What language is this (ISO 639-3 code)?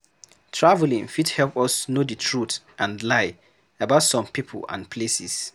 pcm